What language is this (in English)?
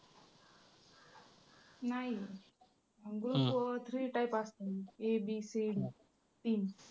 Marathi